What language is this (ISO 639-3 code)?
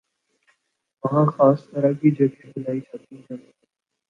urd